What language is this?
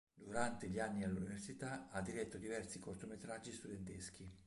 Italian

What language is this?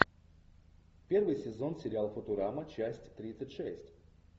Russian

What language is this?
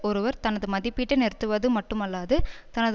Tamil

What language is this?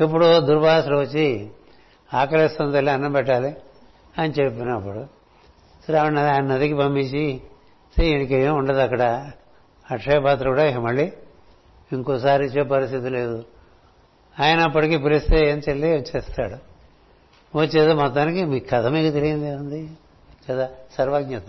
Telugu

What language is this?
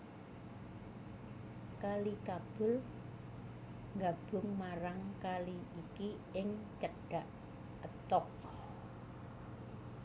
Javanese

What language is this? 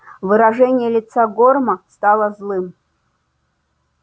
Russian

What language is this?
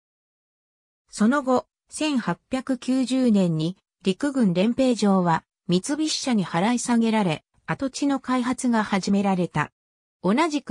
Japanese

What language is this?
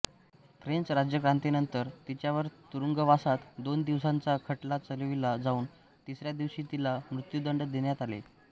Marathi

